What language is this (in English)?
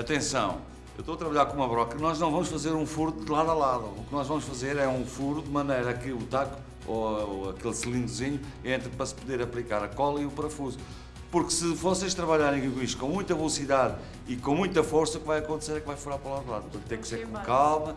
Portuguese